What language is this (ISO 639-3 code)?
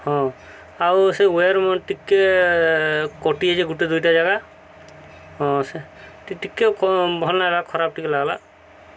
ori